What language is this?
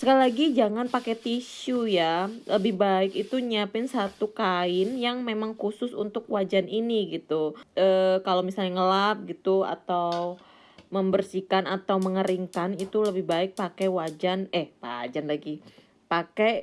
Indonesian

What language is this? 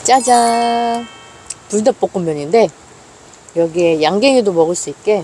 Korean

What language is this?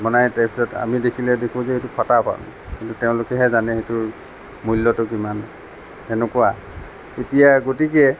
Assamese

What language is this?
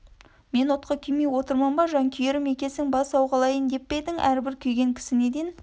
Kazakh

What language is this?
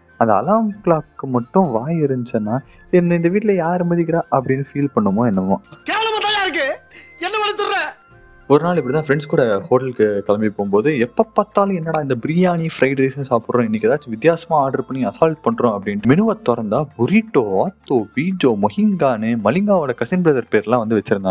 Tamil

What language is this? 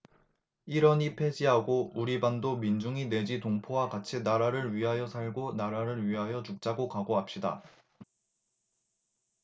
Korean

